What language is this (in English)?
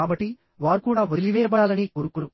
Telugu